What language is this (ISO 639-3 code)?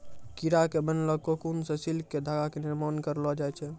mai